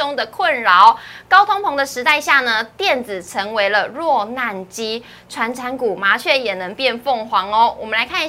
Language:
Chinese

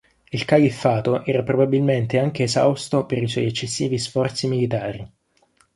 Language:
Italian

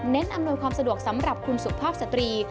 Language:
Thai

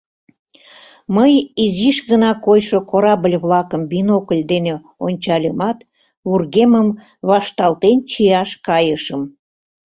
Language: Mari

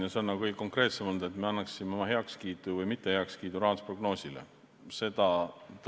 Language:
Estonian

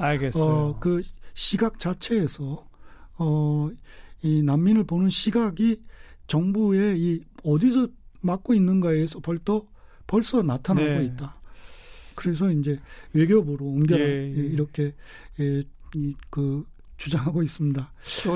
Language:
Korean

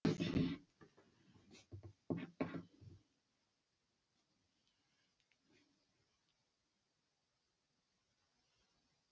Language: Kazakh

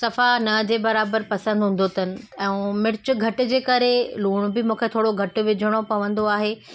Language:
Sindhi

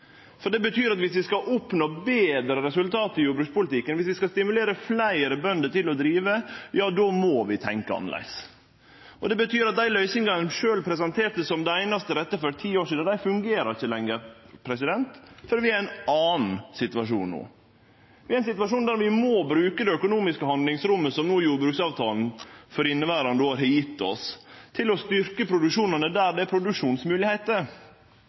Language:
Norwegian Nynorsk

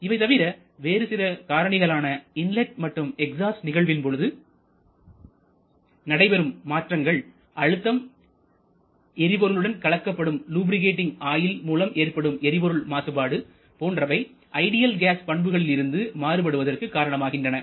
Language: Tamil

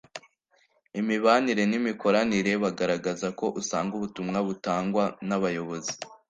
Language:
Kinyarwanda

